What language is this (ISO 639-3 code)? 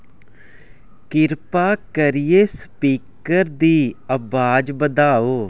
doi